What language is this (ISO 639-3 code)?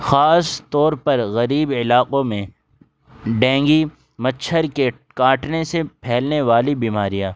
urd